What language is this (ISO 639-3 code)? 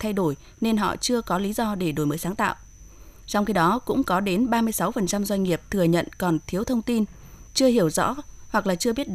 vie